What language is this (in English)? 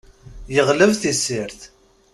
Kabyle